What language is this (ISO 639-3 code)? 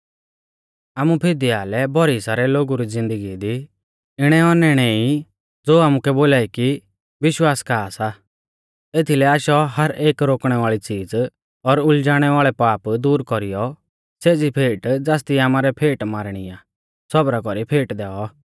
bfz